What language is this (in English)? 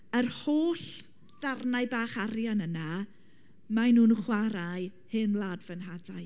Welsh